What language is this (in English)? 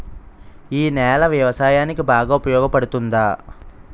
Telugu